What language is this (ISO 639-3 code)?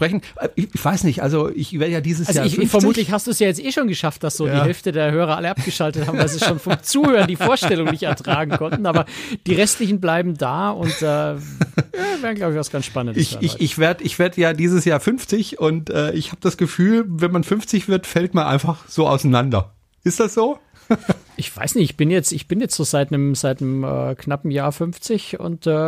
deu